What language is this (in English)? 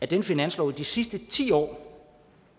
Danish